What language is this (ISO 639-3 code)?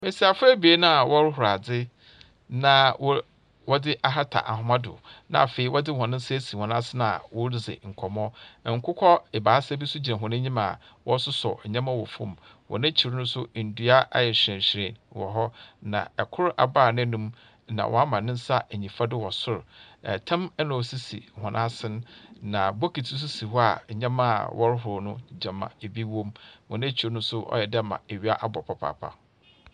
aka